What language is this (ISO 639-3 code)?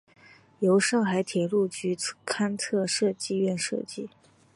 zho